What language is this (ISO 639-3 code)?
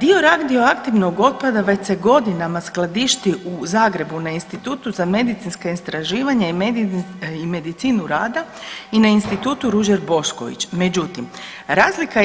hrv